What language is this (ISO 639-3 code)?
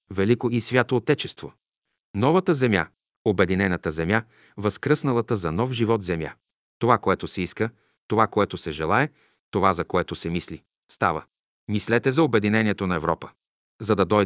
bul